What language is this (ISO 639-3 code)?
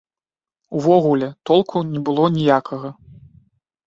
bel